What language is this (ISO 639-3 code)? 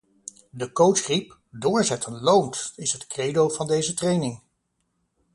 nld